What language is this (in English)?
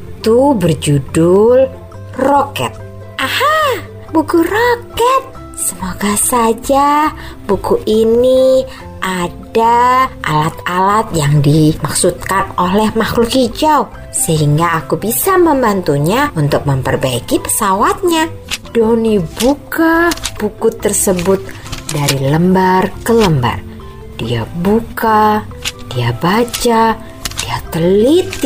Indonesian